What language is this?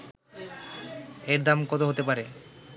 Bangla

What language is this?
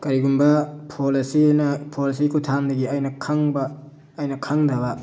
Manipuri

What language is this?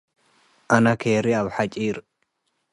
Tigre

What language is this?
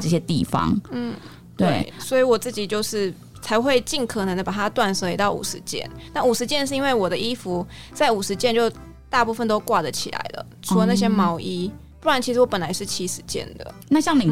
Chinese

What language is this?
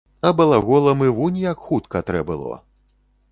Belarusian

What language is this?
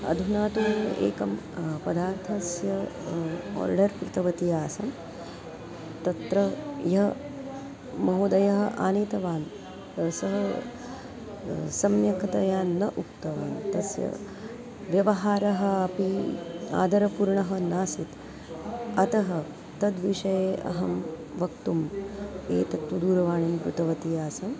Sanskrit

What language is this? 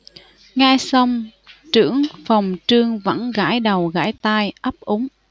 Vietnamese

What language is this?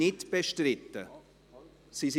Swiss German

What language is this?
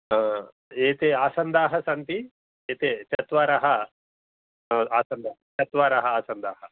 Sanskrit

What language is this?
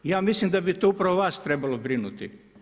Croatian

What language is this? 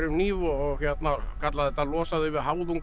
Icelandic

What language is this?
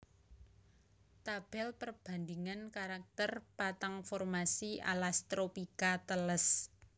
Javanese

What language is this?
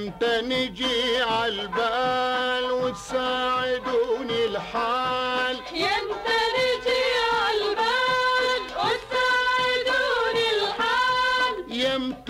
Arabic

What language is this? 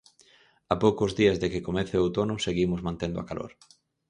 Galician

